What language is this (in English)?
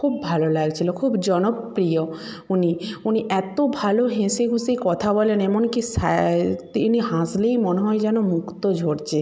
Bangla